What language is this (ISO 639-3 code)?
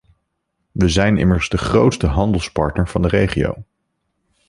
nld